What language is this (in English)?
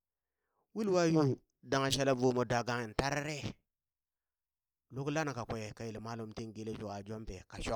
Burak